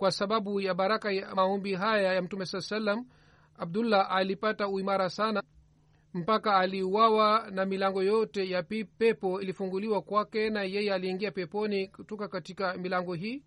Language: Swahili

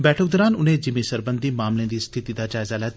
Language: Dogri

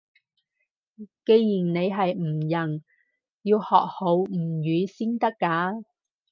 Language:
Cantonese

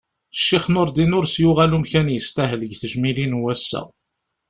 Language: Kabyle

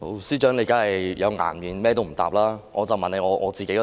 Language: Cantonese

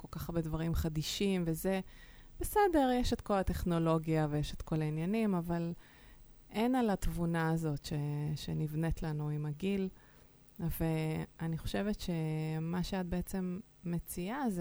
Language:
Hebrew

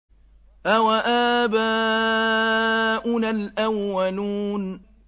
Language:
Arabic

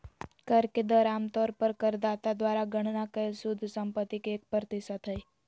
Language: Magahi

